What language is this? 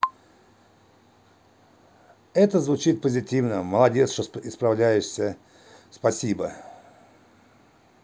Russian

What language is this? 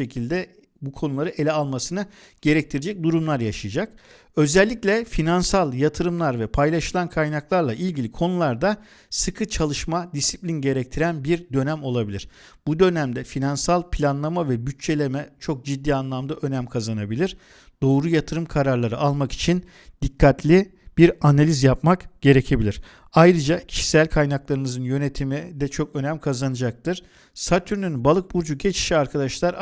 Turkish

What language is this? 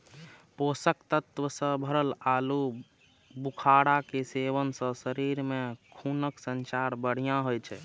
Maithili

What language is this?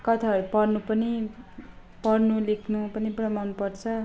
Nepali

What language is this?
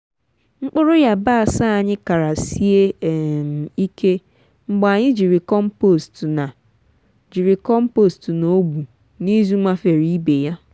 Igbo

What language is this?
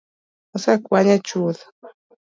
Luo (Kenya and Tanzania)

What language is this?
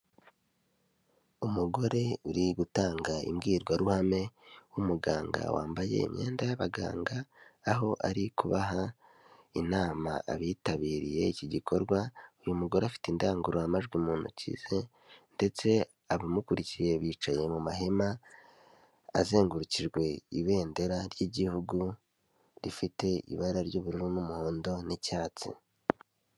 Kinyarwanda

